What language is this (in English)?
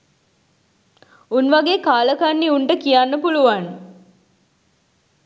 Sinhala